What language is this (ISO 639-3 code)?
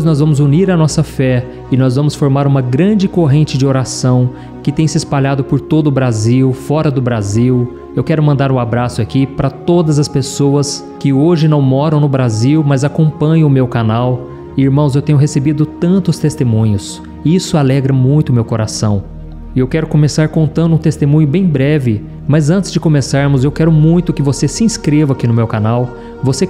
por